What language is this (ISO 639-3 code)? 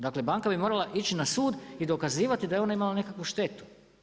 hrv